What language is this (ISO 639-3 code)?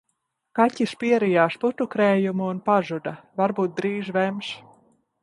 lav